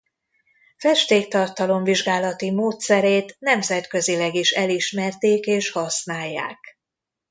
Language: Hungarian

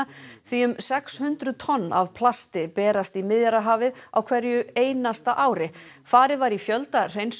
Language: Icelandic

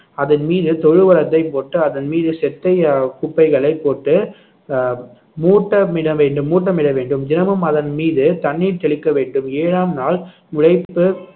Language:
Tamil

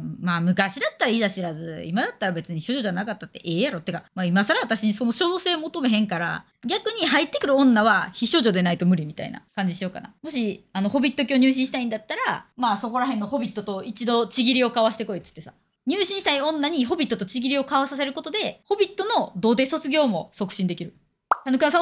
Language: Japanese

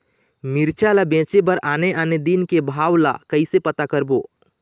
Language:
Chhattisgarhi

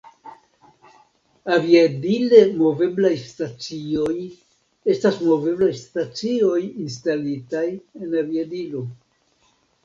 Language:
Esperanto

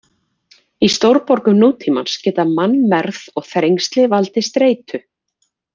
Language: Icelandic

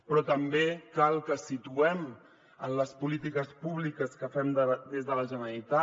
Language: Catalan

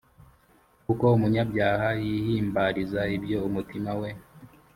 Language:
Kinyarwanda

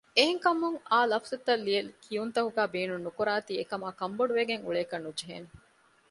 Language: Divehi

